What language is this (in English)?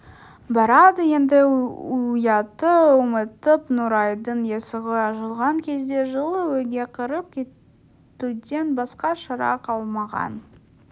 Kazakh